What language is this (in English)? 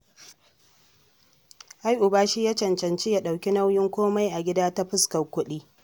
Hausa